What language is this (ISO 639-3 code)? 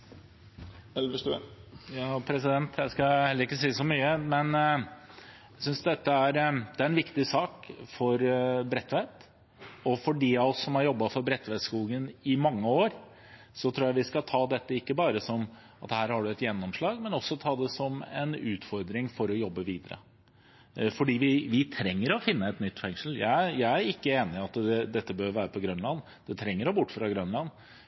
nob